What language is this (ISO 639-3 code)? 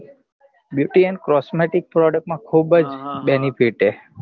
guj